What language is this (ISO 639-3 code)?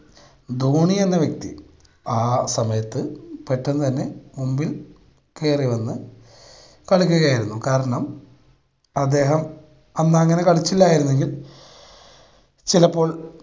mal